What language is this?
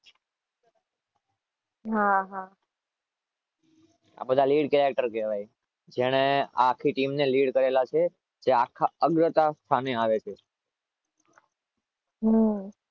Gujarati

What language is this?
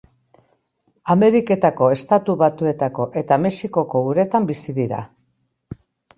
Basque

